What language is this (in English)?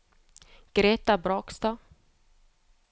Norwegian